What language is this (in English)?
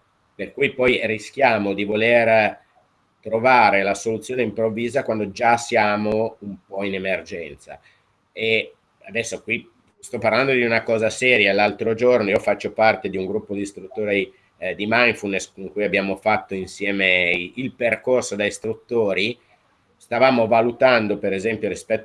Italian